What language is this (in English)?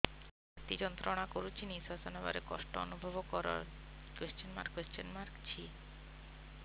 Odia